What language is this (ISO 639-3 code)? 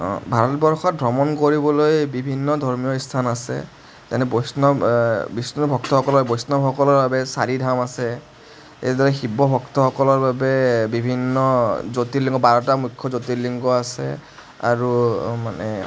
asm